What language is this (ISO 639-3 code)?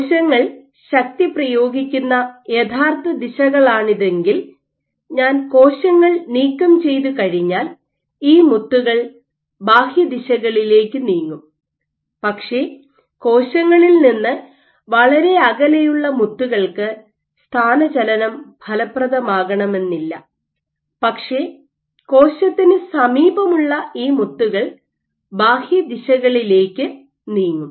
mal